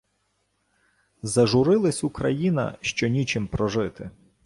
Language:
Ukrainian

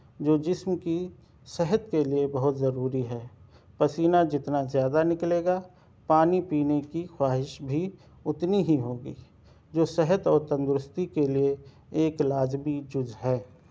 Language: Urdu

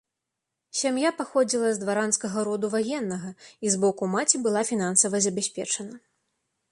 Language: Belarusian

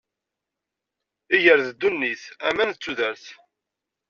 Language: Kabyle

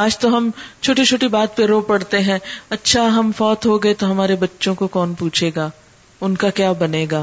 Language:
Urdu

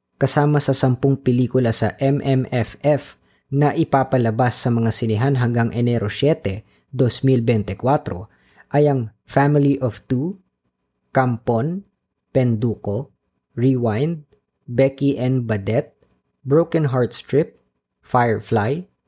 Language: Filipino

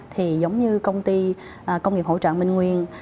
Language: Vietnamese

